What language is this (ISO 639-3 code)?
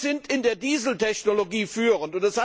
deu